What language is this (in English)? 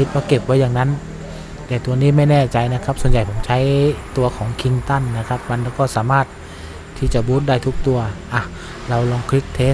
Thai